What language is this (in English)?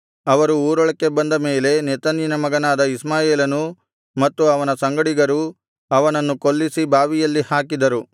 Kannada